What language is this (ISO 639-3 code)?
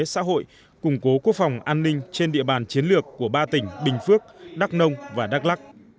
vie